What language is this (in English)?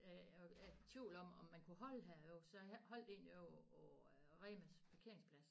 Danish